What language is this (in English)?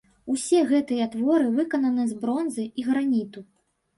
Belarusian